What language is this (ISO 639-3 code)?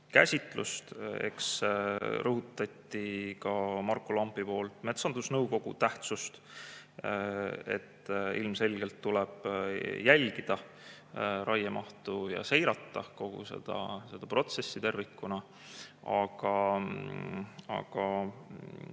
est